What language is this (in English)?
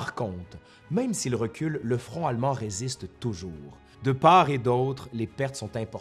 French